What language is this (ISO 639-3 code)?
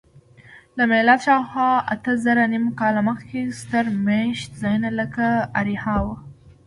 pus